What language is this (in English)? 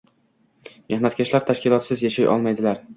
Uzbek